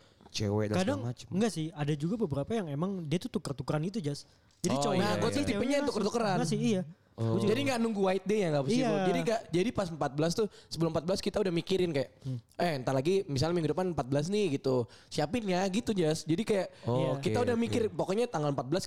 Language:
Indonesian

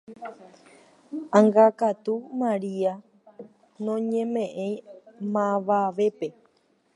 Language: Guarani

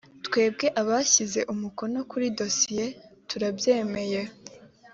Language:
Kinyarwanda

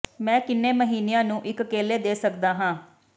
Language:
Punjabi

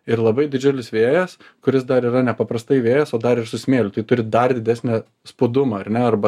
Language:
Lithuanian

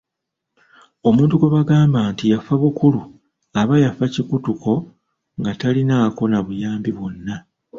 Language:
Ganda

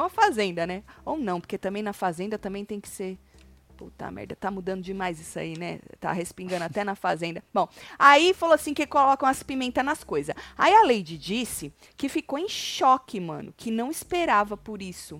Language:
Portuguese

